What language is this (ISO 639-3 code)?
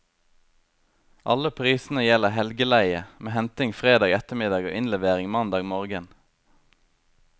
nor